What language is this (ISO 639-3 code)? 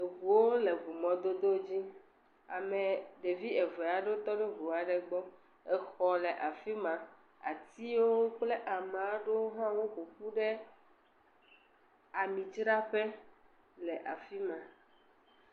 ewe